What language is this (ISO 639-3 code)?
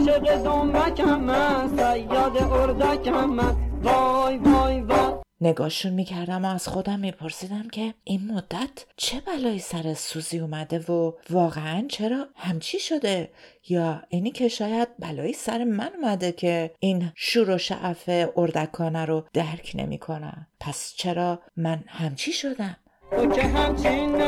fas